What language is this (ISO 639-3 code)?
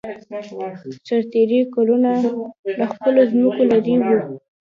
pus